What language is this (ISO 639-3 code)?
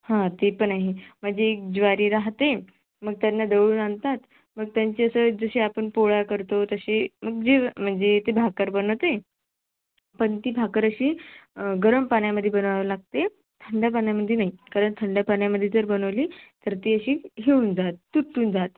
mar